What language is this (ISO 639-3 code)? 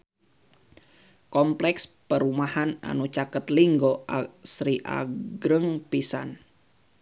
sun